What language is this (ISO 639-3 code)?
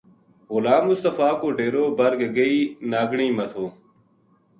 gju